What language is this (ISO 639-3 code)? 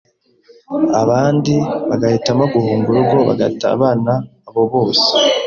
kin